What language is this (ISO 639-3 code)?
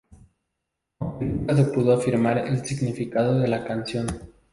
spa